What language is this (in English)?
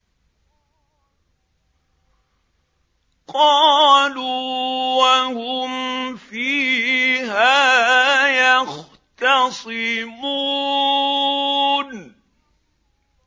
Arabic